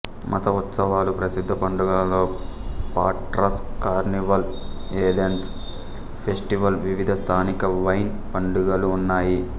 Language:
Telugu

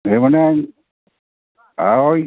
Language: Santali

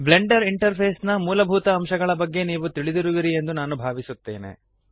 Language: Kannada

